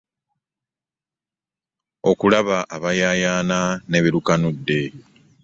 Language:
Ganda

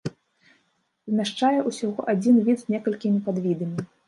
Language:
Belarusian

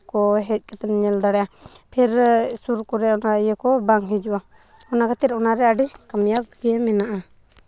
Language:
Santali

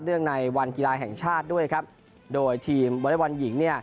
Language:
Thai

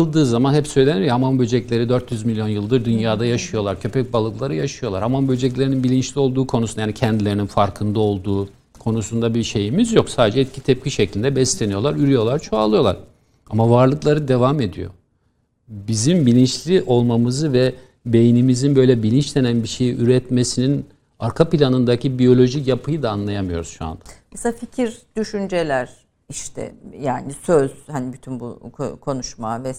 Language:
Turkish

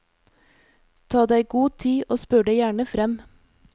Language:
Norwegian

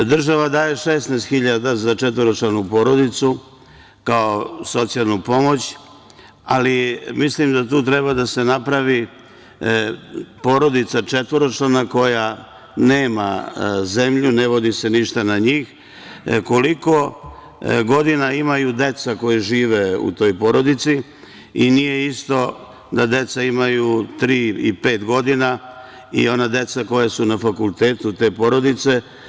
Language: Serbian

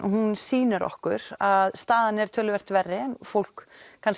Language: Icelandic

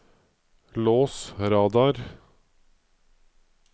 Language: Norwegian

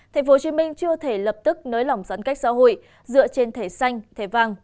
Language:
Vietnamese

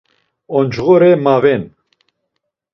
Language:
Laz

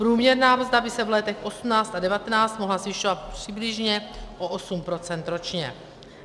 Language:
Czech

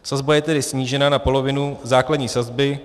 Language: Czech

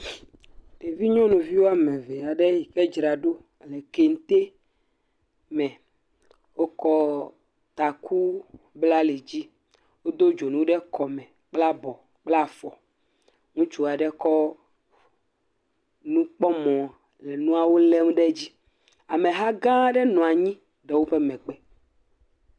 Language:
Ewe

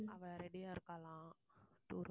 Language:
Tamil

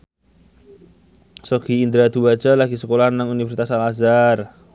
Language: Javanese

